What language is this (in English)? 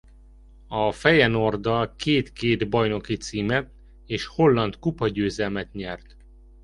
Hungarian